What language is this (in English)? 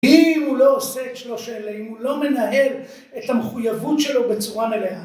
Hebrew